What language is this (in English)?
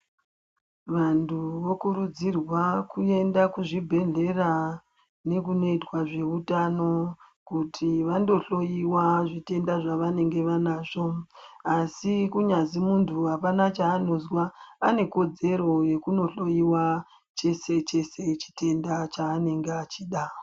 Ndau